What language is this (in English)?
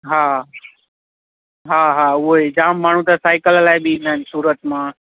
Sindhi